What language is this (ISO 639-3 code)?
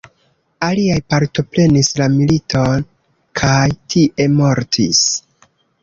epo